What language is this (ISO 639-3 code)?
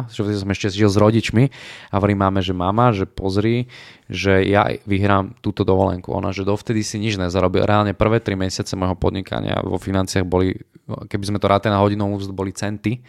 slk